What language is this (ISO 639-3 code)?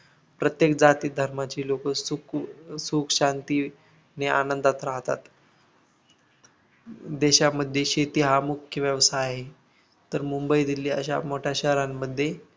mar